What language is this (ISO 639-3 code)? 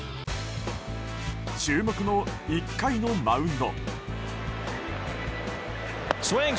jpn